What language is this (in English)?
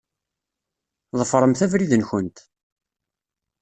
Kabyle